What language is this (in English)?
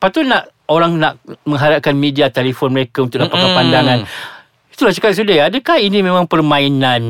Malay